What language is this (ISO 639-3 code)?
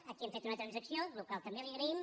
cat